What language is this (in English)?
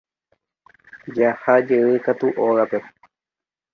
Guarani